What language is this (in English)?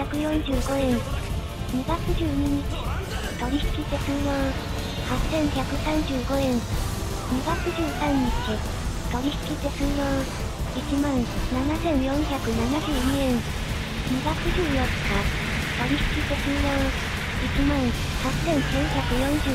Japanese